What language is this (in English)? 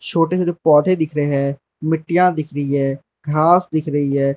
Hindi